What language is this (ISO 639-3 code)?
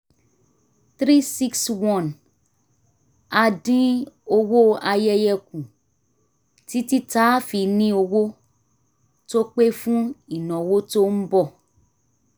yor